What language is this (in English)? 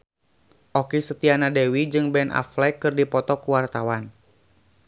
Sundanese